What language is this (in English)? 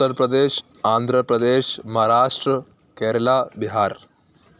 Urdu